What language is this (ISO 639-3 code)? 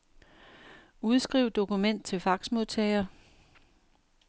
dan